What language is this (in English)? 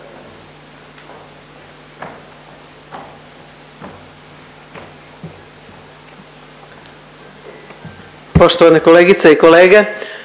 Croatian